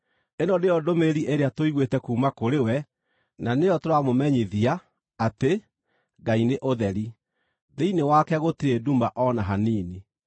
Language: Kikuyu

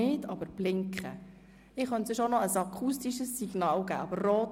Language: Swiss German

